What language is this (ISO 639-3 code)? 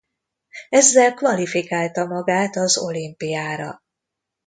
hun